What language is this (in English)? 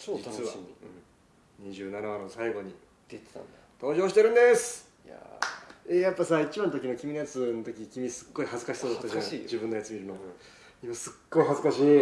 Japanese